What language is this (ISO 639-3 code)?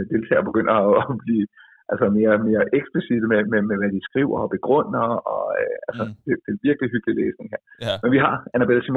dan